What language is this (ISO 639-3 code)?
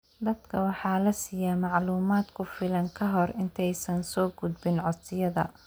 som